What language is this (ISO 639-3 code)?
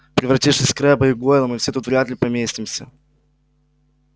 rus